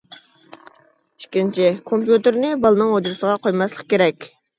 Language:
Uyghur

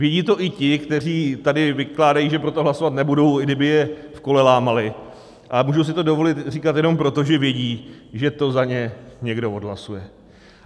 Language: Czech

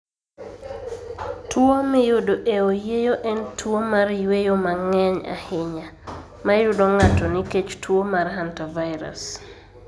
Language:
Luo (Kenya and Tanzania)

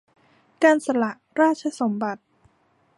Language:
Thai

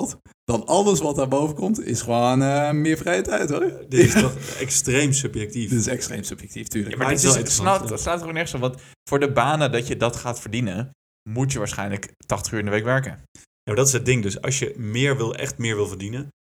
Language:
Dutch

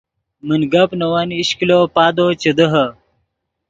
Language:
Yidgha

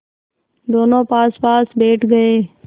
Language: Hindi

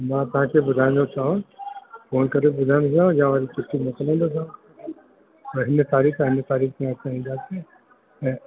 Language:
Sindhi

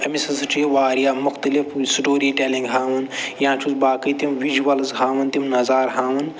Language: Kashmiri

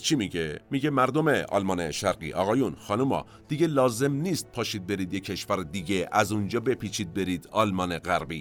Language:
Persian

